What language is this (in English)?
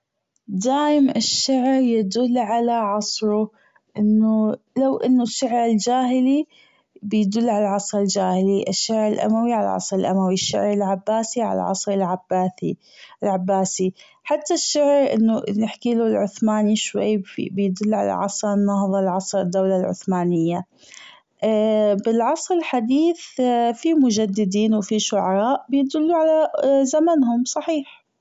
Gulf Arabic